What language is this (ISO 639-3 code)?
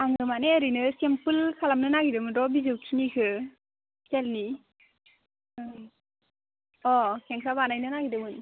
brx